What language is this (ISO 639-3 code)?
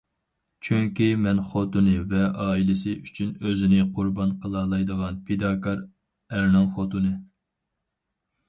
uig